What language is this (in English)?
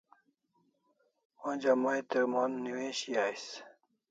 Kalasha